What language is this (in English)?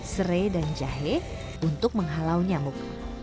Indonesian